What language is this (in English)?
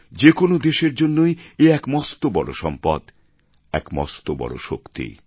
Bangla